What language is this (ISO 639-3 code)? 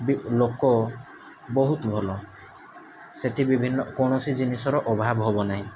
ori